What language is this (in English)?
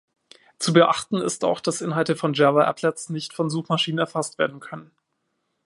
German